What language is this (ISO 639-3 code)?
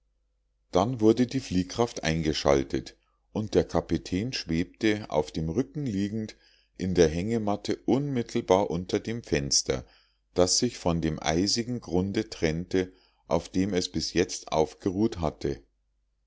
deu